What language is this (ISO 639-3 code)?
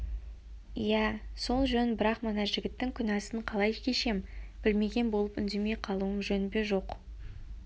kaz